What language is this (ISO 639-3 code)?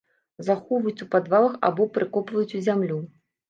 bel